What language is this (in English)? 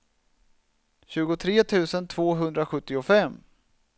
Swedish